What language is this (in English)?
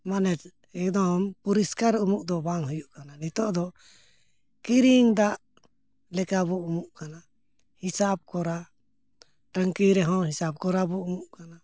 Santali